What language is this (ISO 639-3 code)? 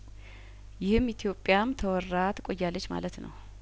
amh